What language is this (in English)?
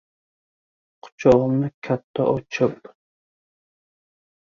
Uzbek